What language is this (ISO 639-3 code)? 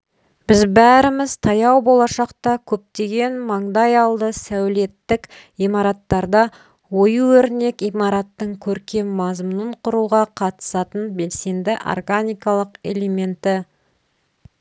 kaz